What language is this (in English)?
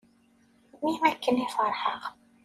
Kabyle